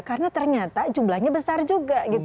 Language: Indonesian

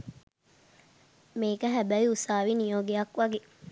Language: Sinhala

